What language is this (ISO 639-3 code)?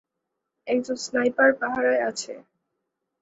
ben